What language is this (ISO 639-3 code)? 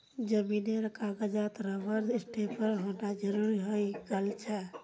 mag